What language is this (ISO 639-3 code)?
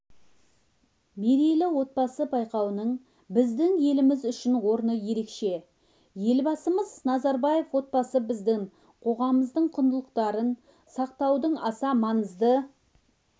kaz